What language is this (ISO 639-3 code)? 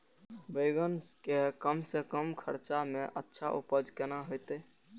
mai